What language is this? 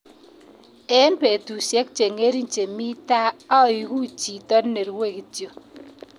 Kalenjin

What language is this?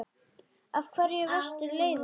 Icelandic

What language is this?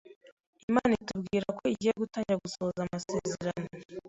Kinyarwanda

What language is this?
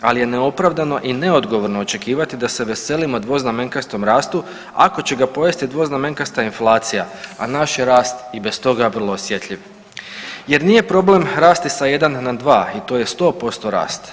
Croatian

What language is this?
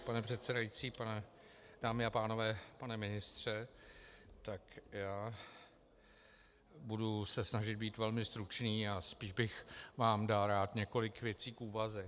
Czech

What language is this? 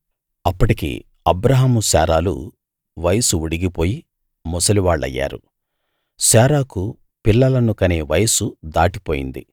Telugu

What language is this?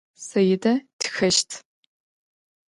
Adyghe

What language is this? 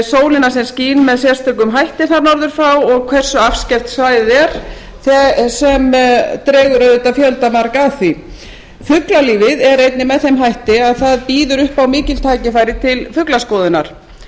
Icelandic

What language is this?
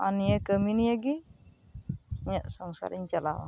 Santali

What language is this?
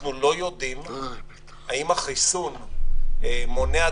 Hebrew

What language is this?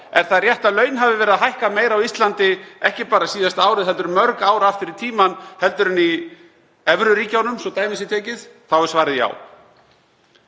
Icelandic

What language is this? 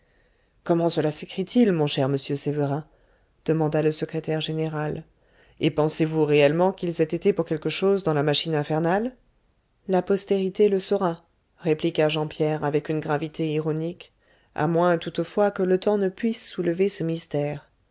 French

